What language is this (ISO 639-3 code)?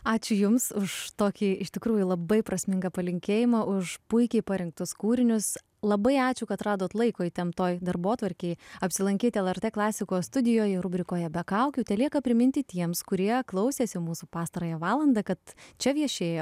lit